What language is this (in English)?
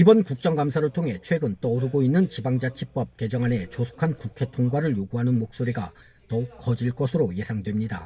Korean